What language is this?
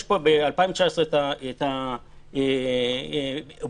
Hebrew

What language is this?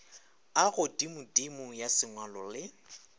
Northern Sotho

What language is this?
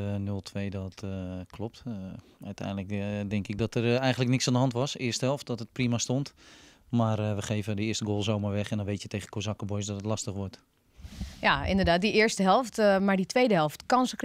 Dutch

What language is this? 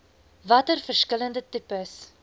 Afrikaans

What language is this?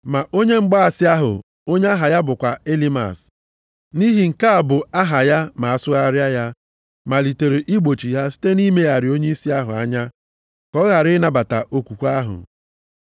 Igbo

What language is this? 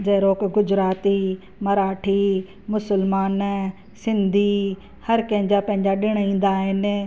Sindhi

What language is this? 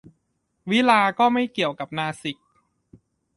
Thai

